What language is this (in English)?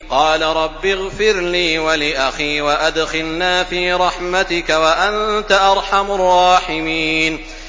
Arabic